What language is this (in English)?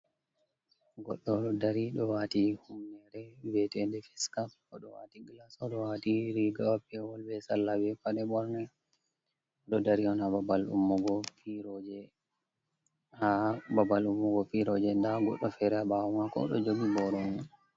Fula